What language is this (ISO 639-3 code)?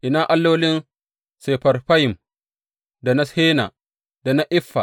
hau